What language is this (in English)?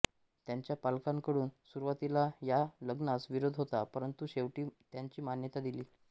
Marathi